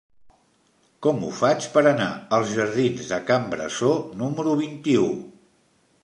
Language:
Catalan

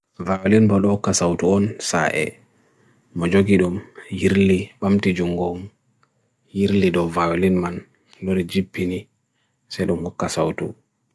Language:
Bagirmi Fulfulde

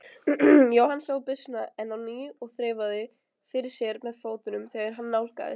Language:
Icelandic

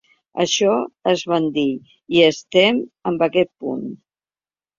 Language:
Catalan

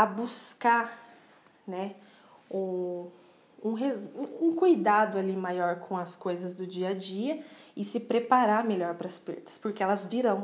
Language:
Portuguese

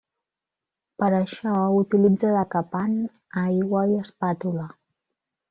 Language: Catalan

